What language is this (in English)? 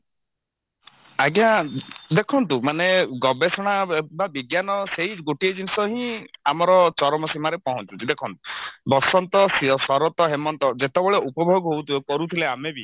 Odia